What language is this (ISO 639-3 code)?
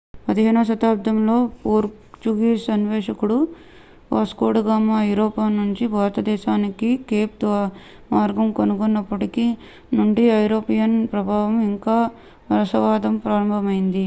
tel